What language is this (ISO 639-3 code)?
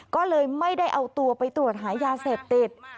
tha